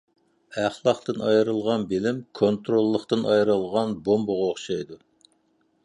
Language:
Uyghur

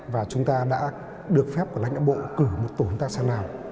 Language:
Vietnamese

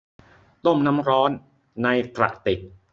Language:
Thai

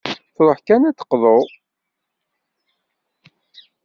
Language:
Kabyle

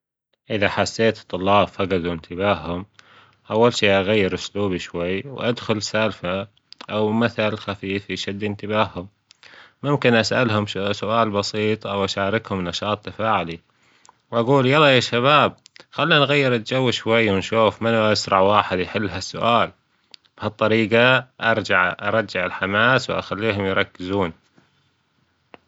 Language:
Gulf Arabic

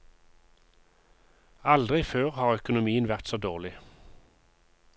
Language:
Norwegian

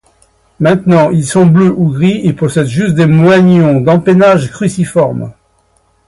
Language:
French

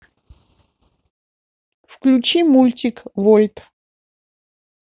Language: Russian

